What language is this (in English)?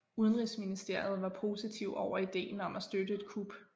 Danish